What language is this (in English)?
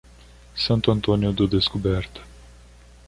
Portuguese